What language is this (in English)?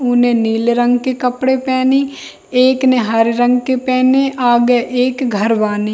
Hindi